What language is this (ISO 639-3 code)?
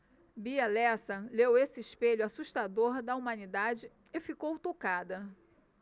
por